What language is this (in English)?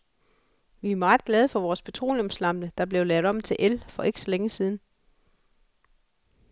Danish